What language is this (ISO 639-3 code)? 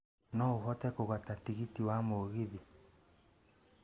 kik